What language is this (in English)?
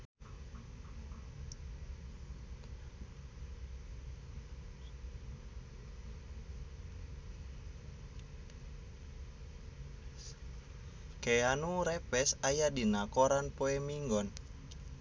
Sundanese